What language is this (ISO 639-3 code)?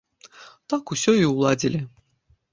bel